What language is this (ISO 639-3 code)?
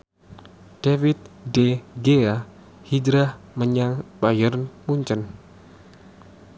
jav